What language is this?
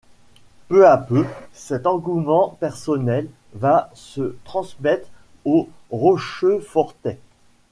French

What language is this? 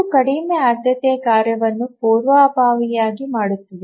Kannada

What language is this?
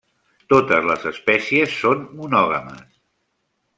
Catalan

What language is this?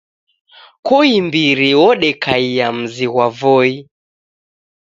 Taita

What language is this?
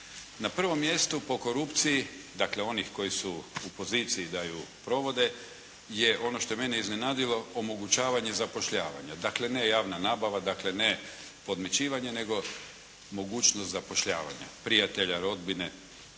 Croatian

